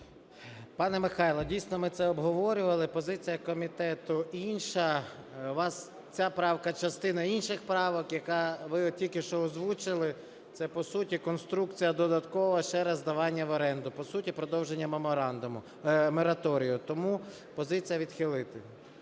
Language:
Ukrainian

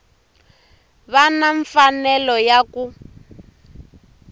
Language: Tsonga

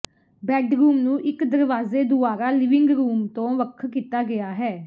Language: Punjabi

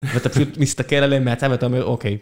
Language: Hebrew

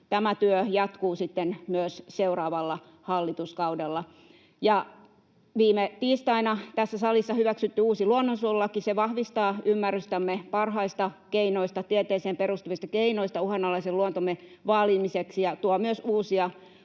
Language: Finnish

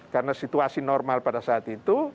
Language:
Indonesian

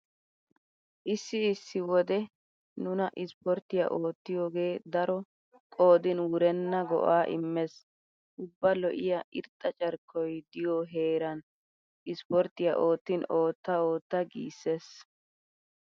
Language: Wolaytta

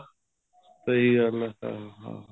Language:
Punjabi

